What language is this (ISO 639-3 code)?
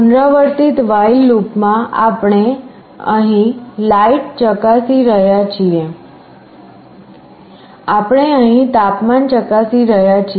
guj